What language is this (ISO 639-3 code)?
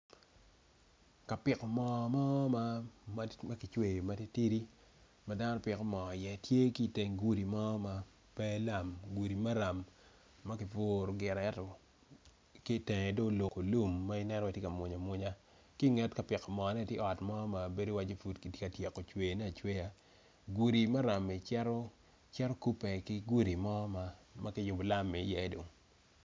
ach